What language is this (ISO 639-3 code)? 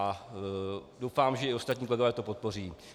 ces